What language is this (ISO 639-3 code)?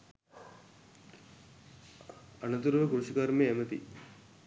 sin